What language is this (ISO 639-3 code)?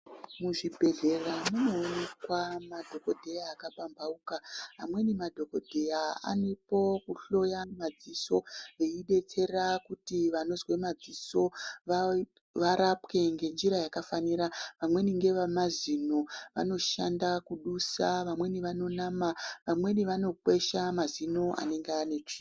ndc